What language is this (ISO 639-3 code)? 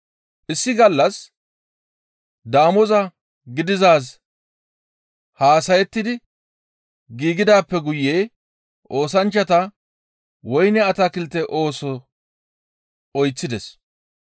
gmv